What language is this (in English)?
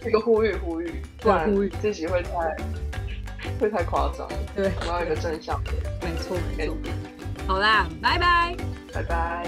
Chinese